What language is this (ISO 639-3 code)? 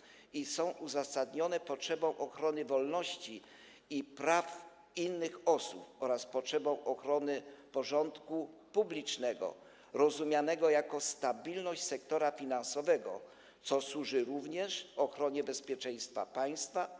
pol